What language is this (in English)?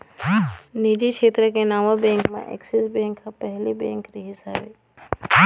Chhattisgarhi